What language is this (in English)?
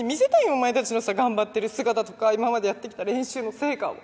Japanese